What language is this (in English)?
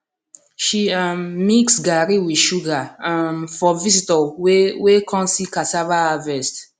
Nigerian Pidgin